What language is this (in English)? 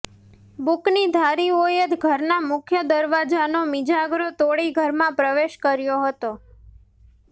Gujarati